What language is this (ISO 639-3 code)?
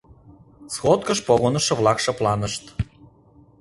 chm